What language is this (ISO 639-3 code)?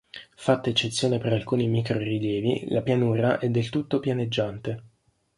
ita